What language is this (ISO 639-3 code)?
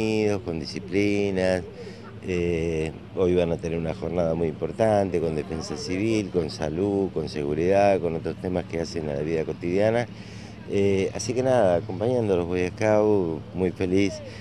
spa